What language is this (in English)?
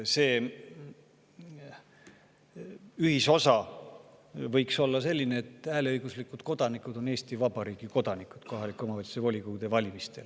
Estonian